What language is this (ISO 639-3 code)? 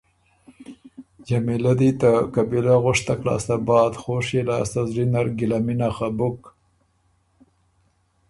oru